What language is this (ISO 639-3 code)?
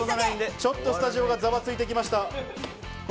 jpn